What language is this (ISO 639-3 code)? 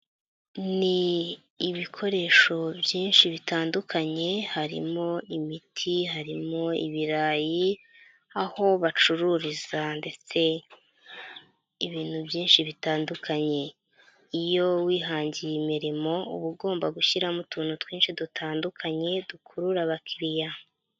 kin